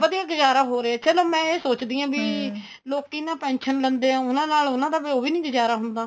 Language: Punjabi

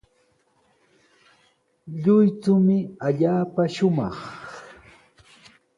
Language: Sihuas Ancash Quechua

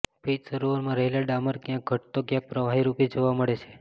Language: Gujarati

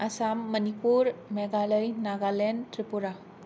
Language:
Bodo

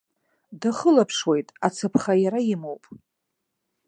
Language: Abkhazian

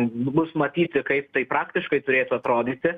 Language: Lithuanian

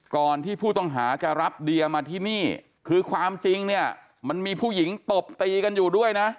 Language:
Thai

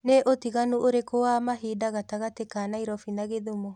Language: Kikuyu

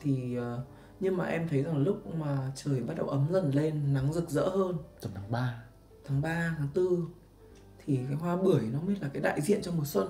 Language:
Vietnamese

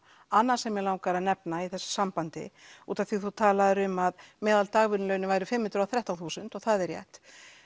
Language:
Icelandic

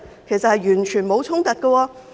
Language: Cantonese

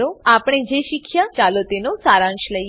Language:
Gujarati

